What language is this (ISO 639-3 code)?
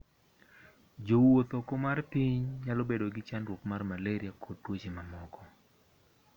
luo